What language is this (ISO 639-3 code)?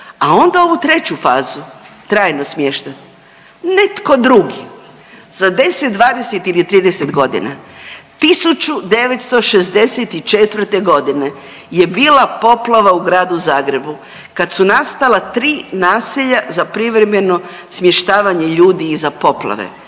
hrv